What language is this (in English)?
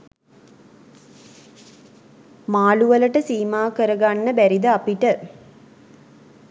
Sinhala